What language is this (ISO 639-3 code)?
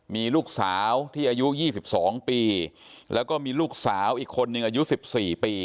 tha